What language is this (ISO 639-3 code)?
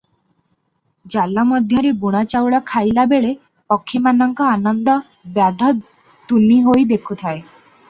ori